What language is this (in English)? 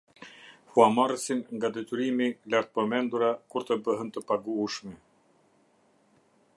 Albanian